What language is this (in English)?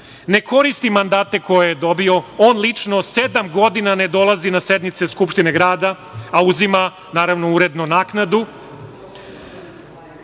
Serbian